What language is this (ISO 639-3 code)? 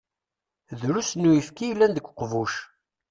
kab